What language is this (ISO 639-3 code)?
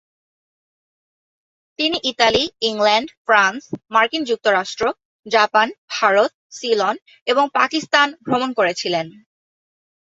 ben